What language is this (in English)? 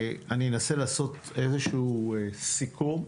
Hebrew